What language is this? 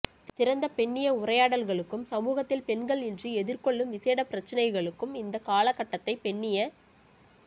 Tamil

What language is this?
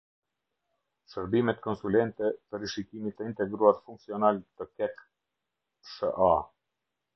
Albanian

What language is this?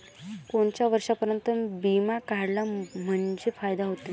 Marathi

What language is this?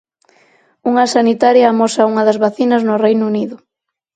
Galician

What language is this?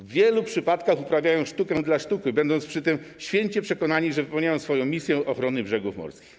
Polish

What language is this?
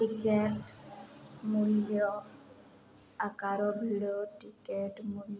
Odia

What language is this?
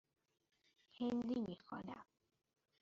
Persian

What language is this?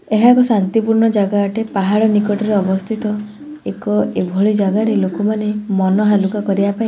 Odia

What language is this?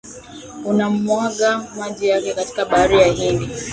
Swahili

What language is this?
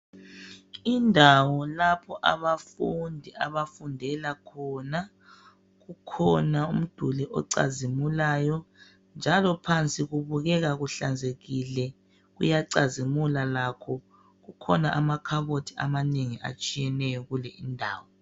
North Ndebele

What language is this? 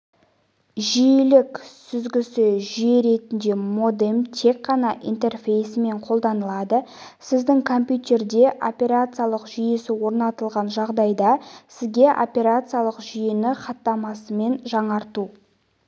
Kazakh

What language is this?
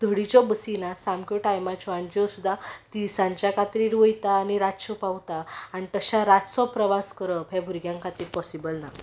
Konkani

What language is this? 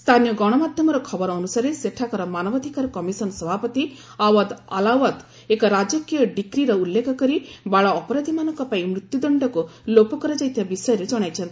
Odia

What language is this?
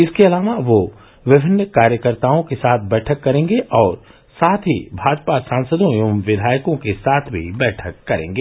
Hindi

